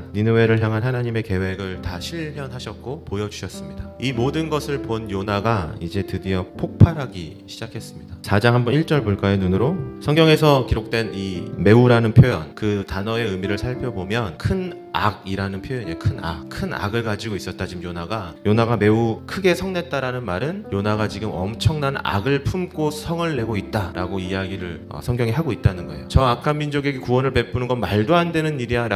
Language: Korean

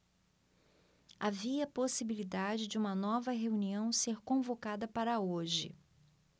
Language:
Portuguese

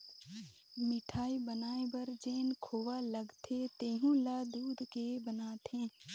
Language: Chhattisgarhi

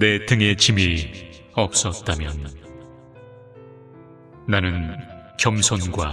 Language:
Korean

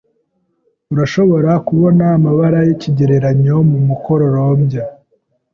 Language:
Kinyarwanda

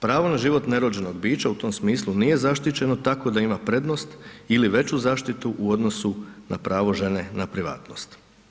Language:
Croatian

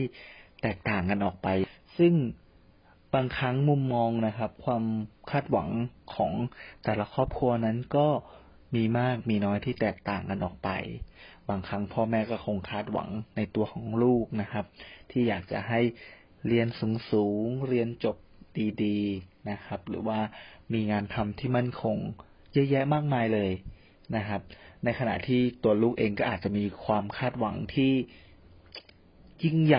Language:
Thai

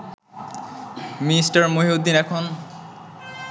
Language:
Bangla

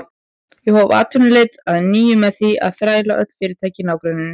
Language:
Icelandic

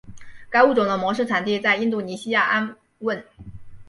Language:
Chinese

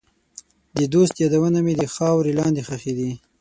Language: Pashto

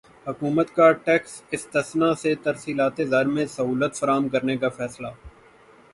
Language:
Urdu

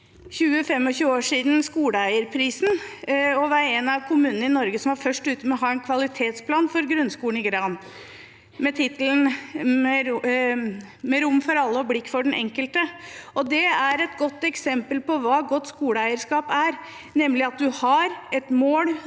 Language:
Norwegian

